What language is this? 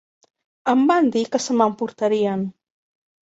Catalan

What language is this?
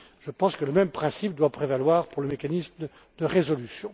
French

